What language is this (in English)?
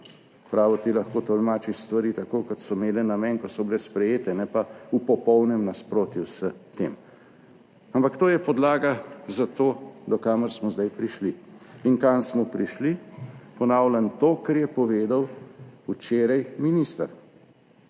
Slovenian